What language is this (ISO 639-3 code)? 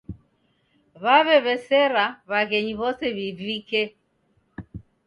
dav